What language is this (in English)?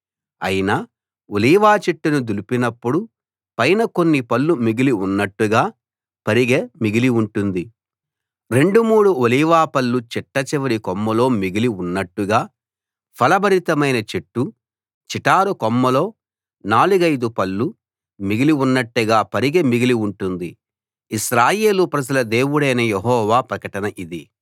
Telugu